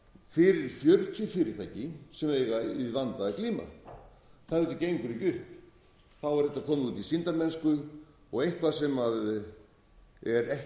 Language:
Icelandic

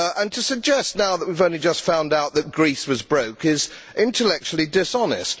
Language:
English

